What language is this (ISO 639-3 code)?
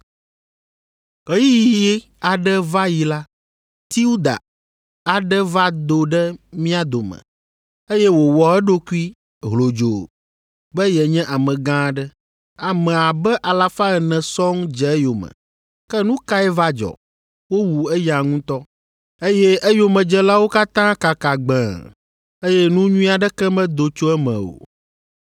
ewe